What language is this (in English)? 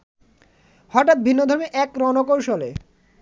Bangla